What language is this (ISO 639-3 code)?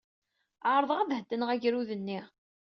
kab